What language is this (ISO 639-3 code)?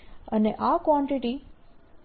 guj